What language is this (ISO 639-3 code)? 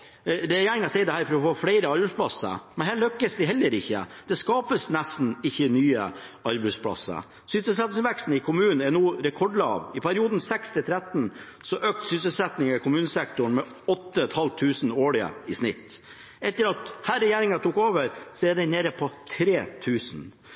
nob